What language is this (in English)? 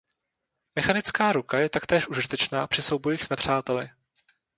Czech